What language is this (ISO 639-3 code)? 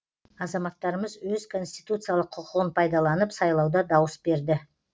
kaz